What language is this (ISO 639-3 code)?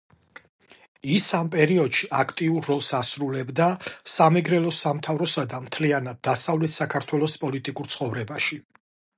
kat